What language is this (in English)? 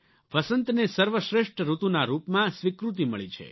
Gujarati